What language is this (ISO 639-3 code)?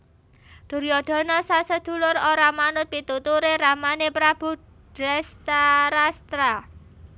jav